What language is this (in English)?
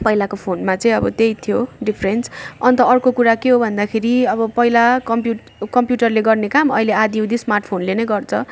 Nepali